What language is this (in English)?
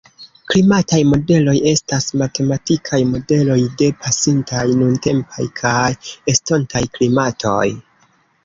Esperanto